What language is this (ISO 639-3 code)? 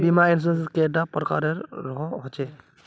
mag